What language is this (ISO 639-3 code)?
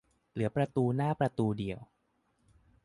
tha